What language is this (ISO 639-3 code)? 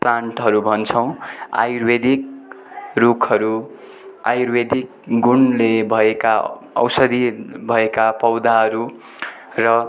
nep